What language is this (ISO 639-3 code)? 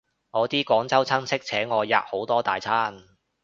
yue